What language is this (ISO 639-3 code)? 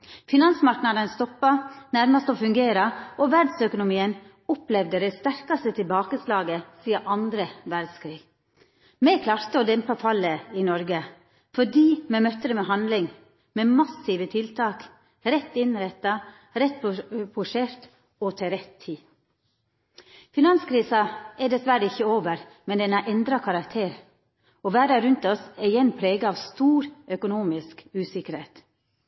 nno